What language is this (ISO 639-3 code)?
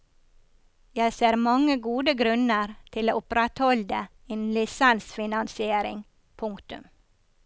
nor